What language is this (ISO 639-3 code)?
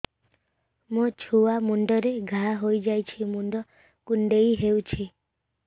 ori